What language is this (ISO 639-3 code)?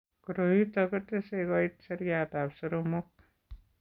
kln